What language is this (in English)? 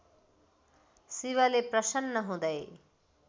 Nepali